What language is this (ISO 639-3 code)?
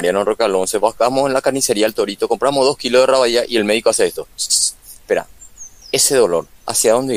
spa